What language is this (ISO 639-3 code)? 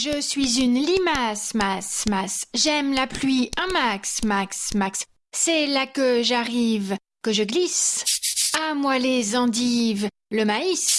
fra